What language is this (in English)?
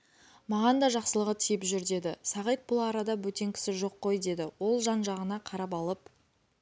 Kazakh